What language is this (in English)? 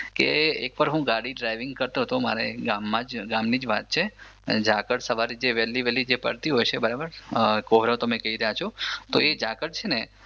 Gujarati